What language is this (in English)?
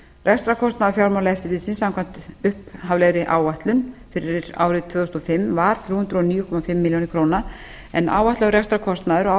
Icelandic